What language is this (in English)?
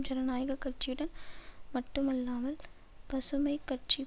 Tamil